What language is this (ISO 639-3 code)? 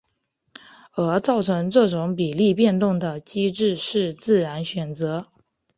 zho